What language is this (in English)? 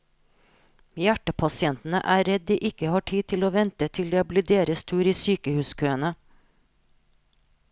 Norwegian